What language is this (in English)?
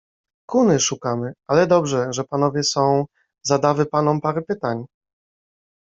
Polish